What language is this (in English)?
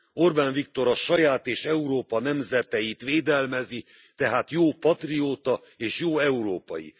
Hungarian